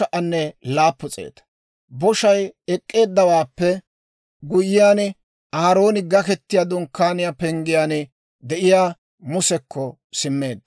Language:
Dawro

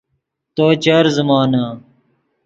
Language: Yidgha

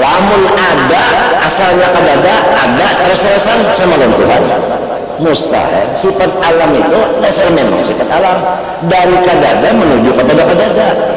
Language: Indonesian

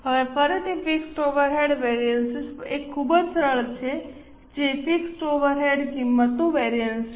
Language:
Gujarati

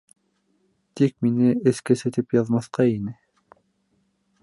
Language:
Bashkir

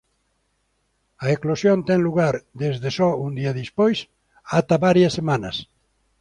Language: Galician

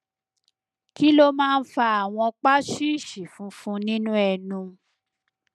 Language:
Yoruba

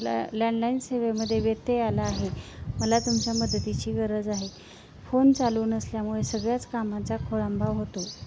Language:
Marathi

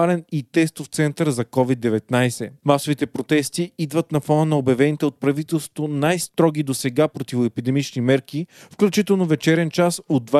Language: Bulgarian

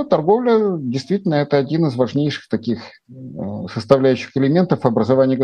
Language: Russian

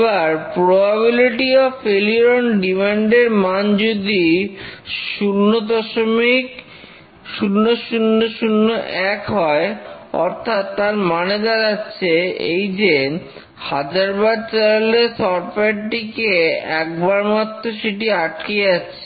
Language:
Bangla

